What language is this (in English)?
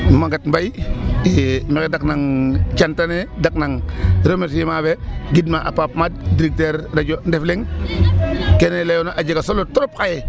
Serer